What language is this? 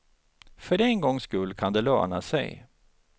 Swedish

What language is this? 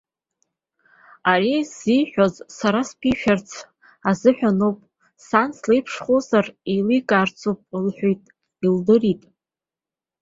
Abkhazian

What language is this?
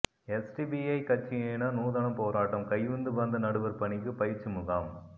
Tamil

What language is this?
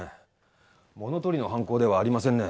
Japanese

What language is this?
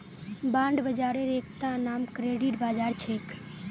Magahi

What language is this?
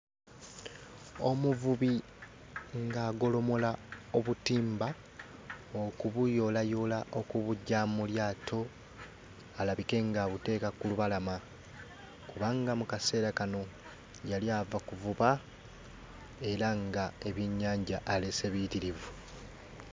Ganda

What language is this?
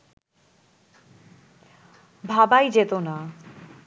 Bangla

